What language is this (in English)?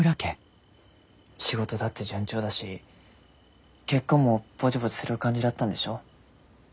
Japanese